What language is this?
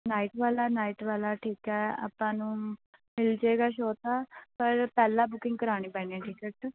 Punjabi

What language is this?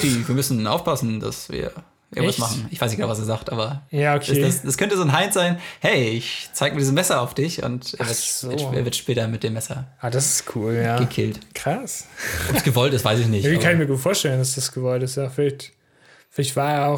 German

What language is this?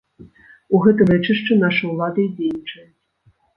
Belarusian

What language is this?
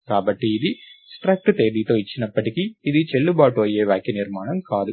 Telugu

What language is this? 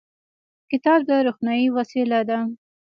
Pashto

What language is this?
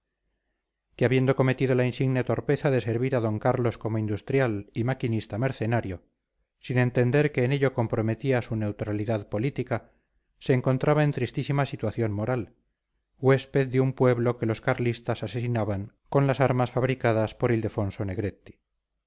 Spanish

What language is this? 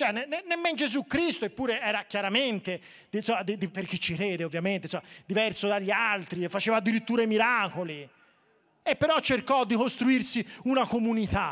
Italian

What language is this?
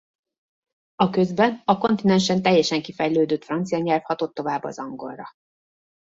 Hungarian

